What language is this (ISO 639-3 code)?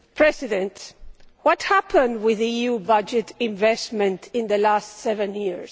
eng